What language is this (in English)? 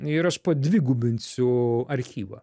Lithuanian